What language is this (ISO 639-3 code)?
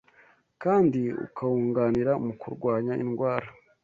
kin